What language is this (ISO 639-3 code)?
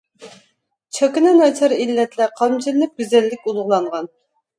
uig